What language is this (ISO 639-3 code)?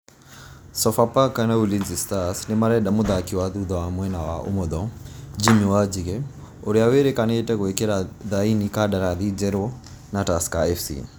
kik